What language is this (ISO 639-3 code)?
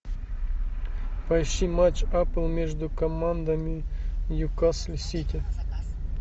rus